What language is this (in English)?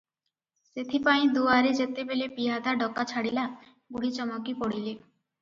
Odia